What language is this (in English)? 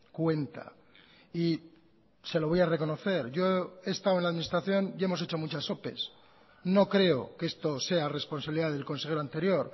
Spanish